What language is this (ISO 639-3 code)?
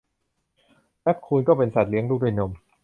tha